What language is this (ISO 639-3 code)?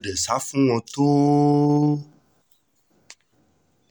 yor